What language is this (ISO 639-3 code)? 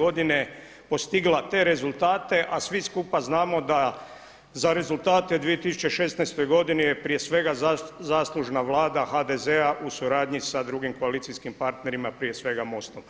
hrv